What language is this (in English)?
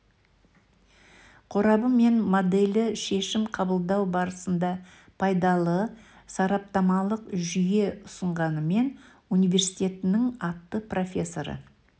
Kazakh